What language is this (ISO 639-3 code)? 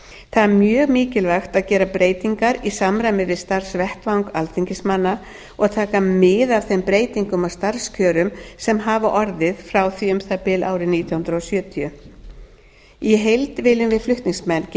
isl